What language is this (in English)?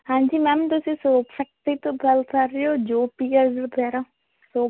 Punjabi